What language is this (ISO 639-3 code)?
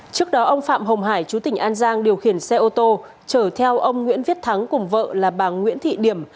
vie